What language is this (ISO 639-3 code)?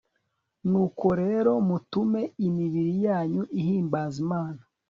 kin